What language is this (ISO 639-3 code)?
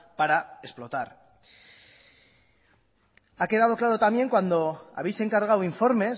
spa